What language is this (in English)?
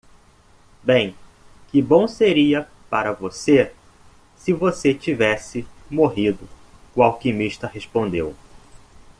Portuguese